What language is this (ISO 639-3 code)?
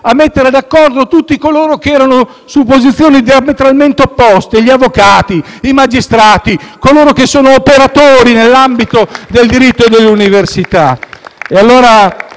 ita